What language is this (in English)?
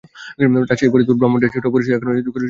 Bangla